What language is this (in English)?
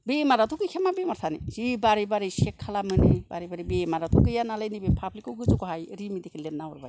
Bodo